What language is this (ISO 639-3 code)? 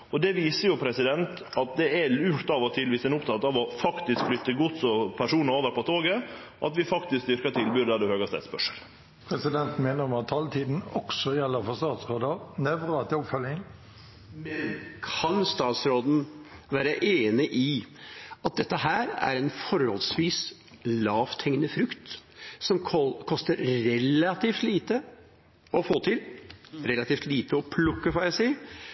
nor